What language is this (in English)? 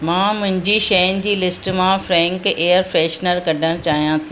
Sindhi